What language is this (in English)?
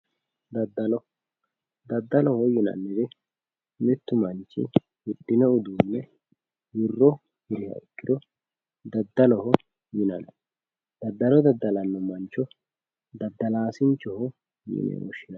Sidamo